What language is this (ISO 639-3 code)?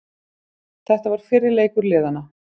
isl